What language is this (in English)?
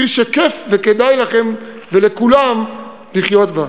Hebrew